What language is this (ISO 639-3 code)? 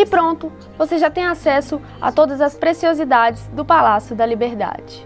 por